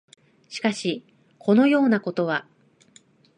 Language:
Japanese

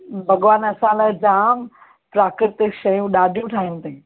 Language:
Sindhi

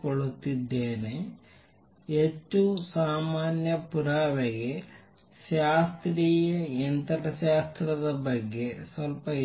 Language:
Kannada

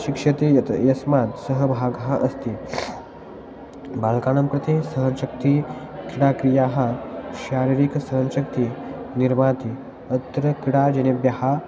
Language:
Sanskrit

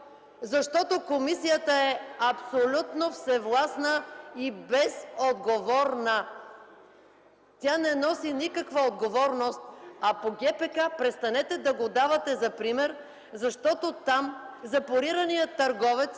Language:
Bulgarian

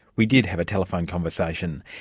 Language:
English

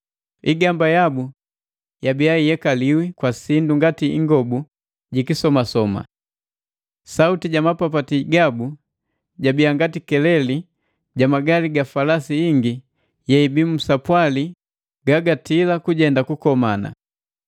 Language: Matengo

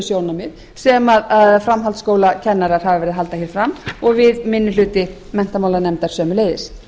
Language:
Icelandic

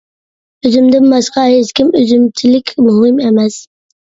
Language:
Uyghur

